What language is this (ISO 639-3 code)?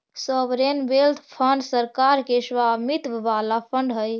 mag